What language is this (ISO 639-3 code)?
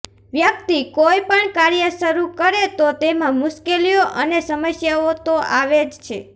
guj